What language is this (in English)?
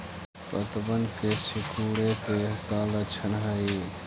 Magahi